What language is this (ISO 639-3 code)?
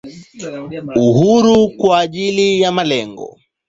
swa